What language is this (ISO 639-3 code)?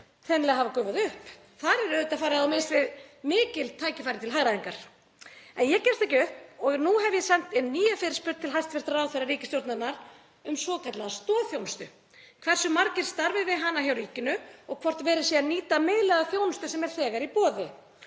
isl